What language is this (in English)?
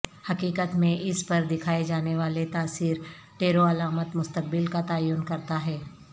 Urdu